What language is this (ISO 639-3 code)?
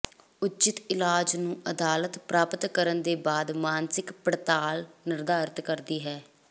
pan